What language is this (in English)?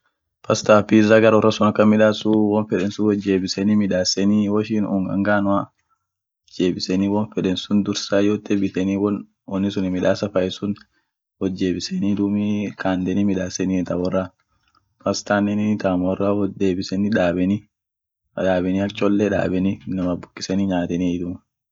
Orma